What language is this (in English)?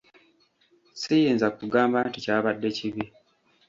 Ganda